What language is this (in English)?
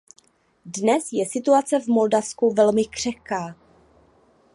Czech